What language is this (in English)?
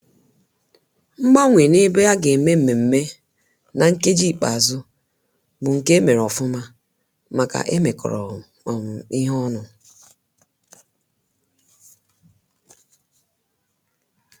Igbo